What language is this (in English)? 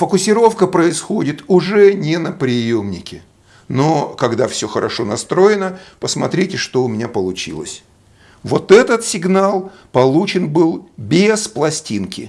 Russian